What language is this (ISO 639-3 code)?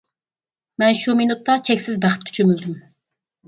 uig